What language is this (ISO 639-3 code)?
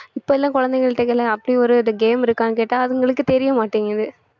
tam